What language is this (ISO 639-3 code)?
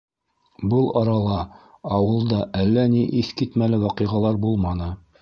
bak